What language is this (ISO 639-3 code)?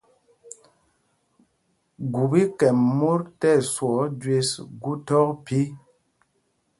mgg